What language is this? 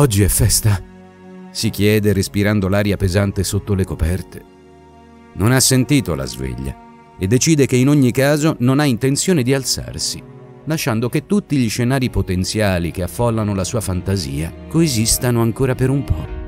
Italian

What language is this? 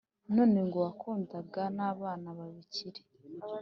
Kinyarwanda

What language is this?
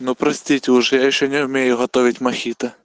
Russian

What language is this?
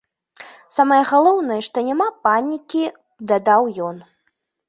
Belarusian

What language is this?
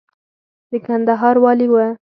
Pashto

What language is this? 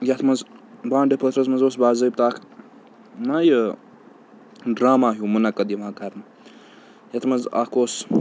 Kashmiri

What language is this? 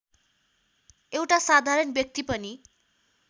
Nepali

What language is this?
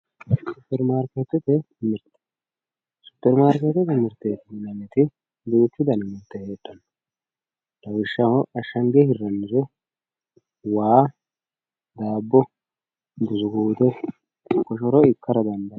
Sidamo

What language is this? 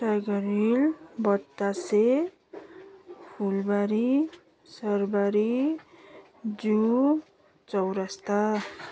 Nepali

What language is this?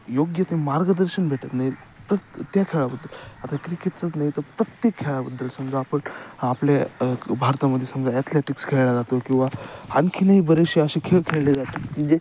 Marathi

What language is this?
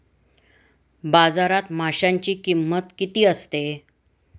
Marathi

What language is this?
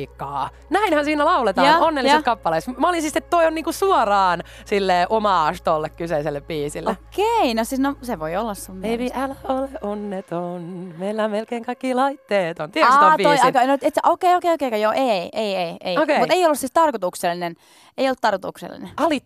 Finnish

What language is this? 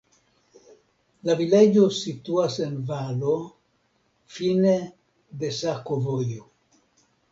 Esperanto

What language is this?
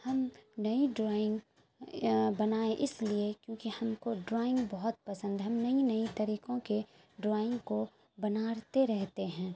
Urdu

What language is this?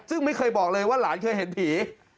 Thai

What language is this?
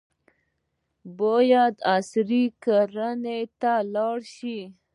Pashto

